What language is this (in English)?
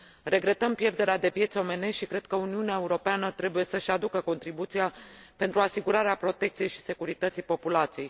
Romanian